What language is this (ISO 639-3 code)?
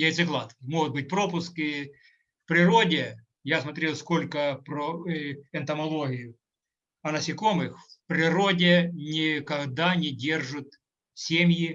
rus